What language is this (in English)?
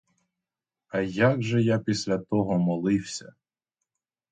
Ukrainian